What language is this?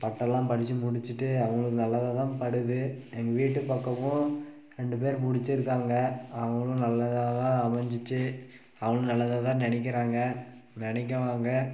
Tamil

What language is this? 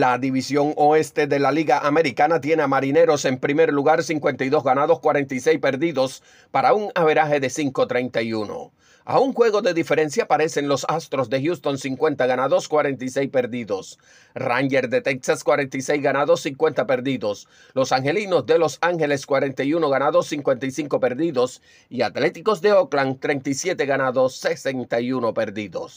Spanish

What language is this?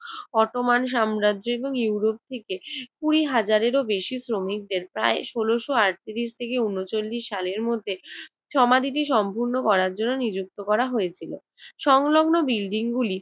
Bangla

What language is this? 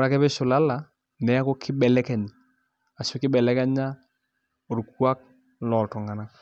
Masai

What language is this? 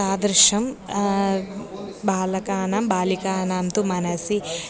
Sanskrit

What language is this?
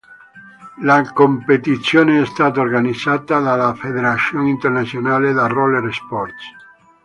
Italian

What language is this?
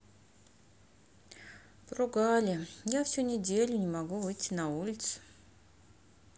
Russian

